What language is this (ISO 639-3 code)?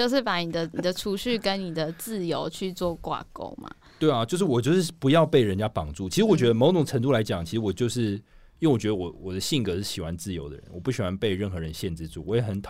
zho